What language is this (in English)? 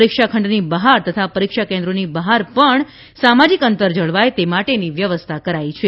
Gujarati